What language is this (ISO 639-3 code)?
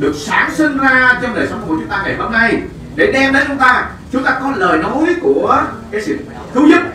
vie